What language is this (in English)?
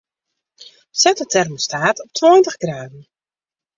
Western Frisian